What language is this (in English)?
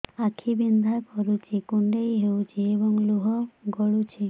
Odia